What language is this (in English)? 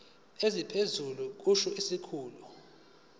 Zulu